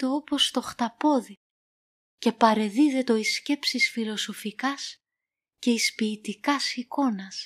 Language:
Greek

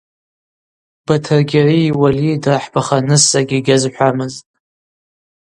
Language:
Abaza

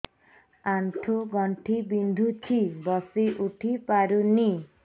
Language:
Odia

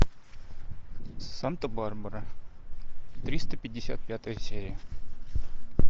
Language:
Russian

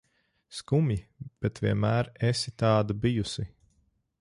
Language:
Latvian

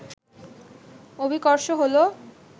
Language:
Bangla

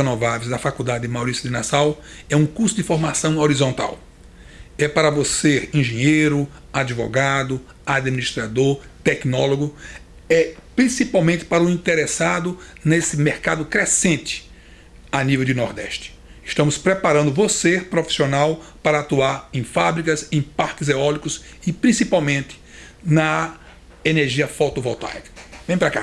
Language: Portuguese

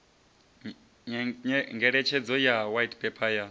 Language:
Venda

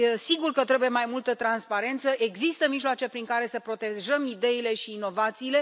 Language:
Romanian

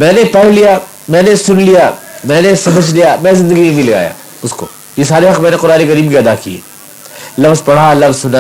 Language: Urdu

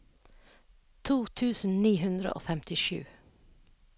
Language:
Norwegian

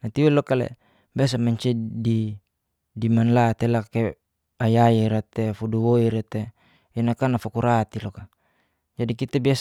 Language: Geser-Gorom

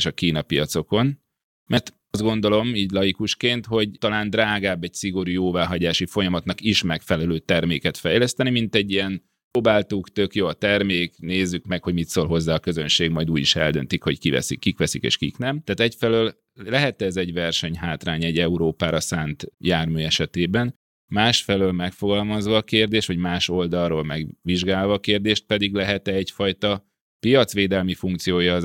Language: Hungarian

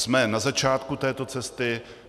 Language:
Czech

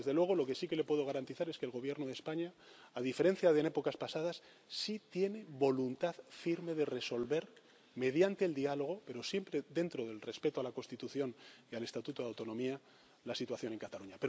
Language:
Spanish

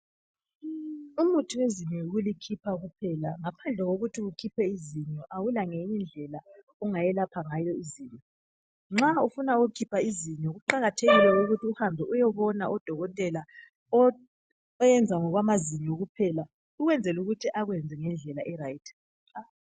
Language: North Ndebele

